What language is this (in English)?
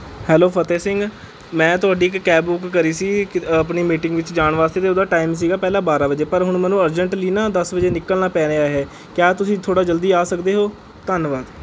Punjabi